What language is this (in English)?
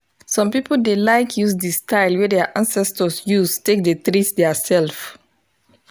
Nigerian Pidgin